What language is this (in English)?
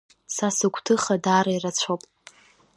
Abkhazian